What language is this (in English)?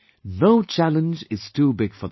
English